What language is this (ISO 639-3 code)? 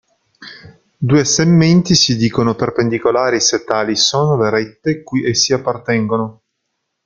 ita